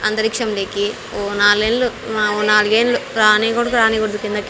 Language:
Telugu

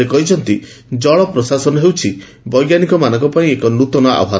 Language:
Odia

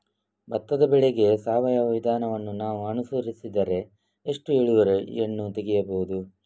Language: Kannada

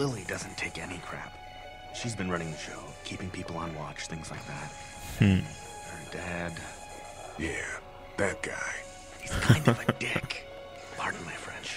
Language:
Czech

